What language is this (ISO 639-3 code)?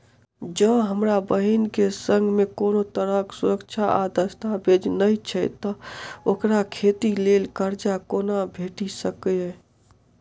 mai